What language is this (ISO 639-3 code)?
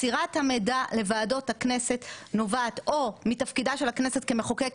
heb